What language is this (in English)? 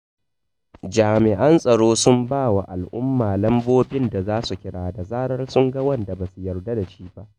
Hausa